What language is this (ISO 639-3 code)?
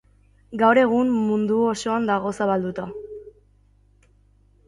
eus